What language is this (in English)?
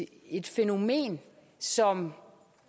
Danish